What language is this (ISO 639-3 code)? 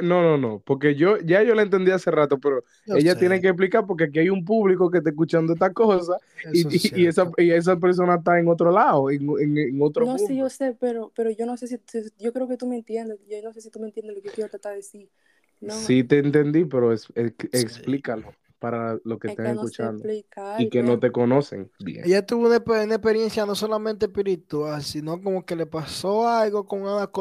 spa